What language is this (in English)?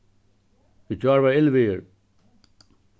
Faroese